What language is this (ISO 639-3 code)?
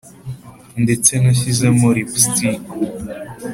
kin